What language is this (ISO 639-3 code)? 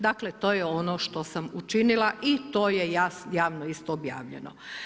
hrv